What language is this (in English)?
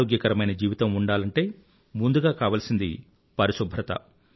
Telugu